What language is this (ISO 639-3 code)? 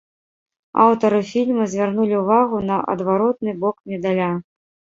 bel